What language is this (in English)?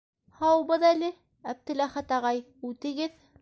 Bashkir